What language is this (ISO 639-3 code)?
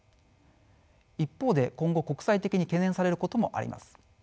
jpn